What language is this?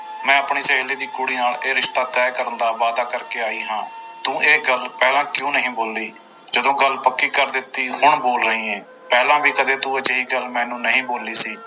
Punjabi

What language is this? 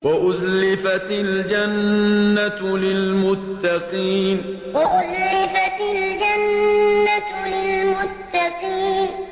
Arabic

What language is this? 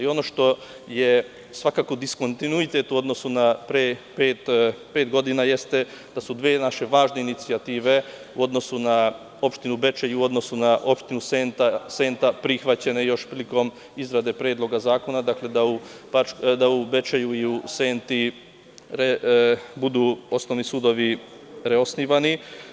Serbian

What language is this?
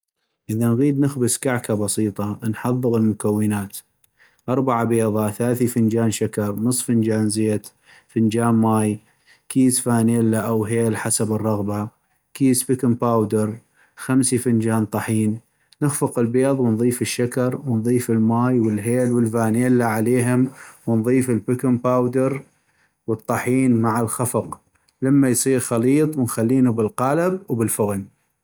North Mesopotamian Arabic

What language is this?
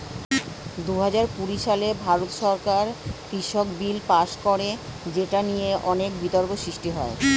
Bangla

